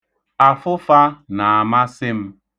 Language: Igbo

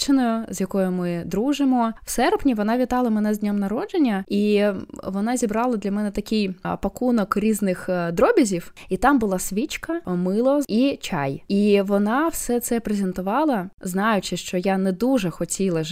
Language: Ukrainian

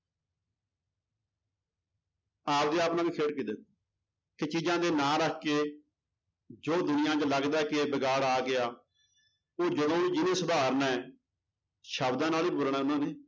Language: Punjabi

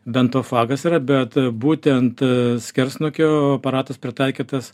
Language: Lithuanian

